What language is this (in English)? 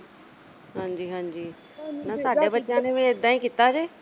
Punjabi